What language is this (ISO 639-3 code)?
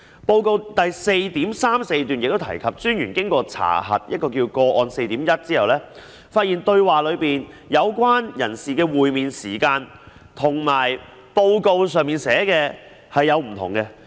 yue